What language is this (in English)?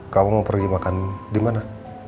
Indonesian